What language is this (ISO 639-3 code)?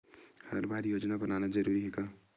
hne